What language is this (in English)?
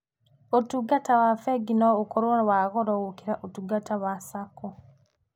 Kikuyu